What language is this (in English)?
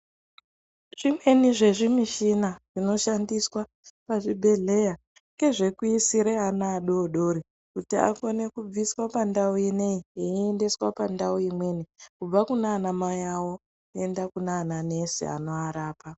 Ndau